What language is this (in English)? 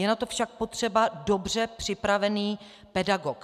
Czech